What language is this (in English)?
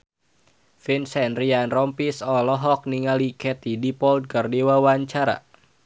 Sundanese